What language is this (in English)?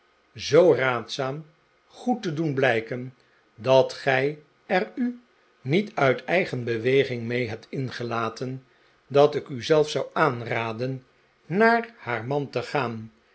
Dutch